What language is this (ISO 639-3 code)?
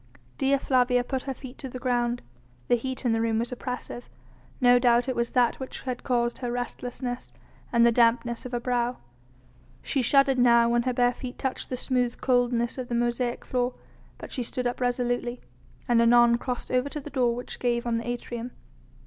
eng